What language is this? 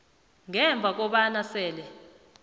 South Ndebele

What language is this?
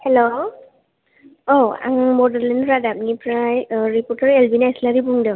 Bodo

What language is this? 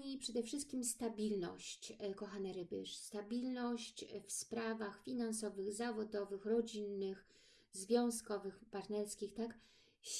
Polish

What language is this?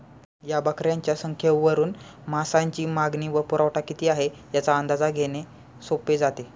Marathi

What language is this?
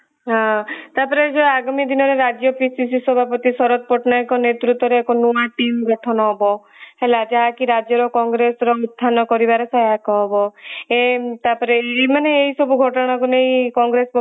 Odia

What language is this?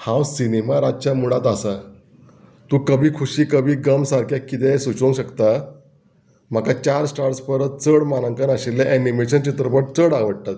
Konkani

